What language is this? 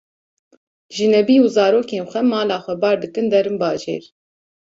Kurdish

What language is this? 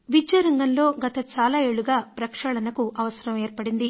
Telugu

